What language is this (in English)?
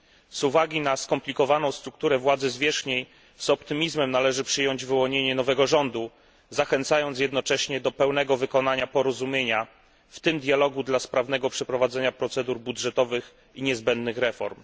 Polish